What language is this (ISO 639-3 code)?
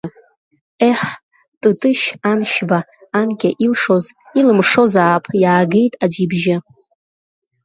abk